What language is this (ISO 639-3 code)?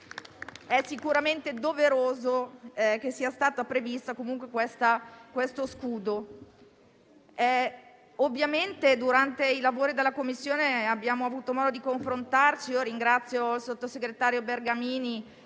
ita